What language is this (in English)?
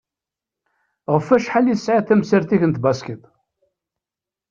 Kabyle